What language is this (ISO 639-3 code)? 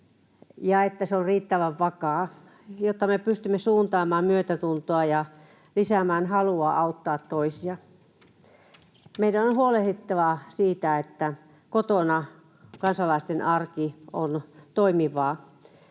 fin